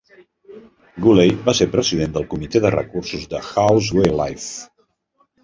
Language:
Catalan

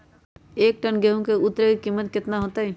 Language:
Magahi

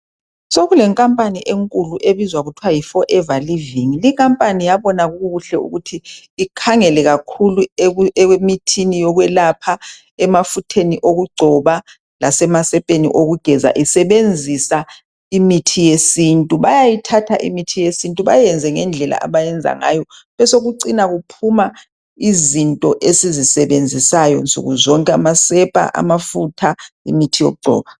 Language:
North Ndebele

